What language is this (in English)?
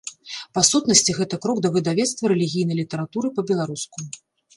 Belarusian